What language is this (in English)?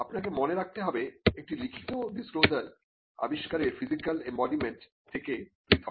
Bangla